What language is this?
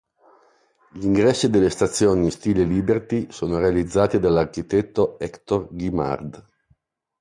Italian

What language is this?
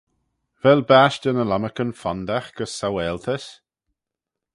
Manx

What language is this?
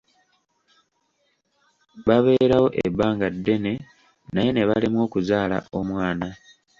Ganda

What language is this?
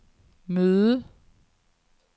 Danish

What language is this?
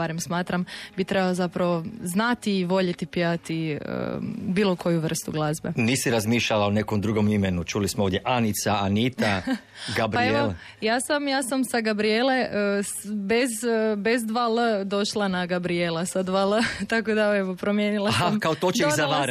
Croatian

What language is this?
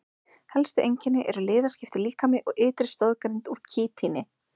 Icelandic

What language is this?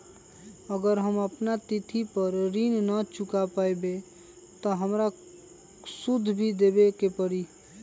Magahi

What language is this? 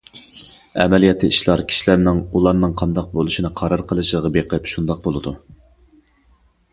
Uyghur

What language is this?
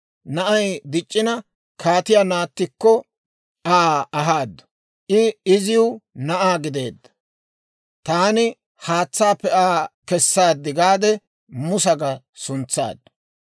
Dawro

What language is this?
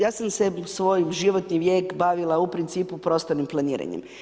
Croatian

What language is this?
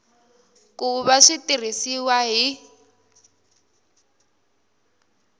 Tsonga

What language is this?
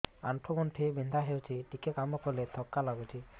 Odia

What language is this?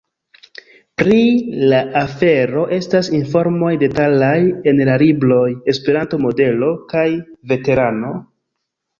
Esperanto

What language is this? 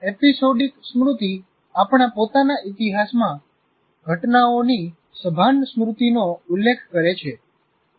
Gujarati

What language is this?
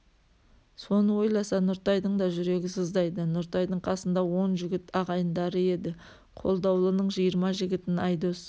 Kazakh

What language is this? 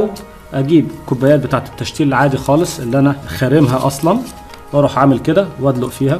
Arabic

